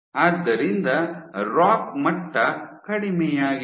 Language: Kannada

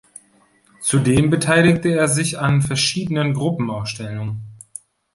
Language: German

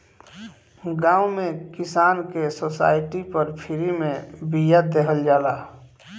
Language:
Bhojpuri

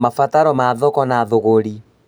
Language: Kikuyu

